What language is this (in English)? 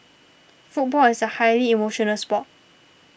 English